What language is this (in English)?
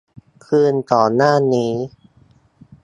Thai